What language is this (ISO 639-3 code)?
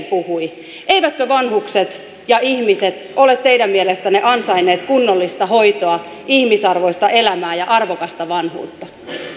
fin